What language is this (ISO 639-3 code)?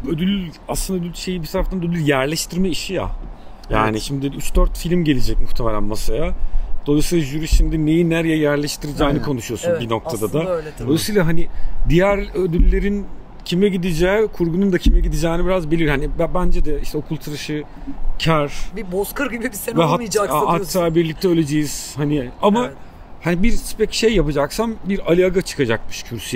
tur